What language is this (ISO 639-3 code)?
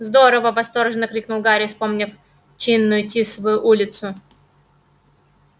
rus